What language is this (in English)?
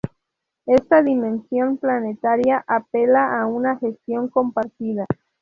Spanish